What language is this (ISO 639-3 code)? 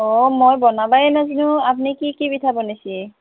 asm